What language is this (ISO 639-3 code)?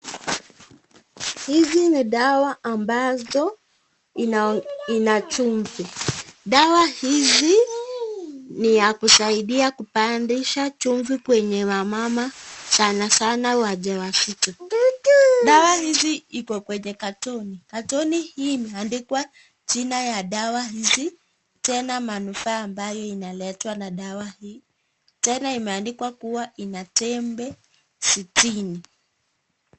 swa